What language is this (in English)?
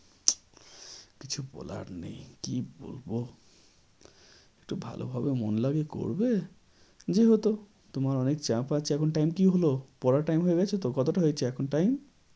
Bangla